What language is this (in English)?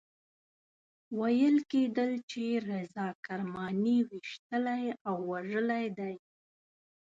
Pashto